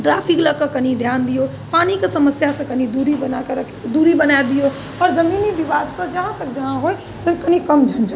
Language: Maithili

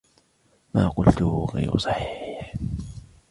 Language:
Arabic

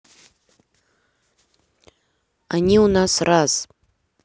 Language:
Russian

